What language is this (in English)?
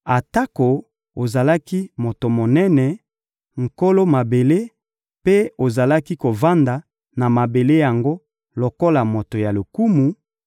Lingala